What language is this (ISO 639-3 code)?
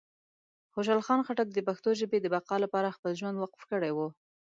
pus